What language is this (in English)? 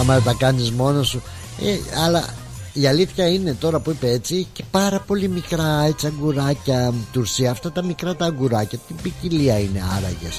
Greek